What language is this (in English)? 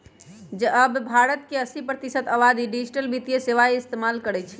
Magahi